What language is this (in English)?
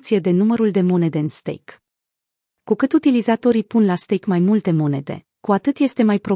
Romanian